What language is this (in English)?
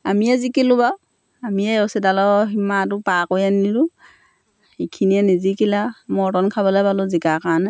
Assamese